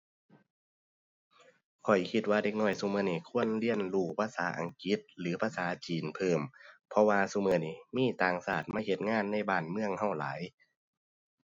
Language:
Thai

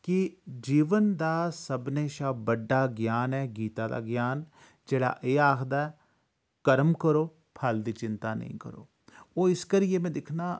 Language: Dogri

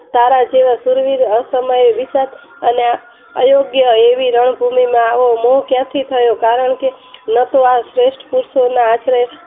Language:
Gujarati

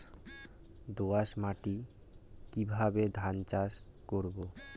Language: Bangla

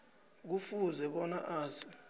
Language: South Ndebele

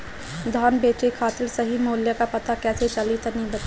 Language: Bhojpuri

